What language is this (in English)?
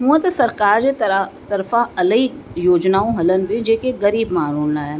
Sindhi